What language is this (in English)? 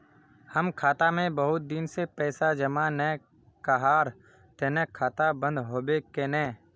Magahi